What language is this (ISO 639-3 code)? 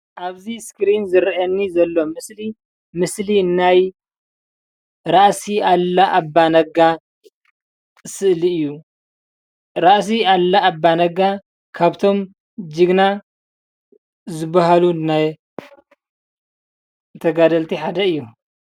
tir